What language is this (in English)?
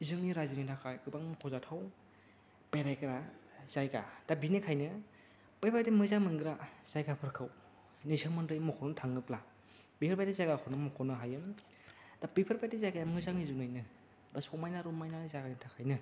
Bodo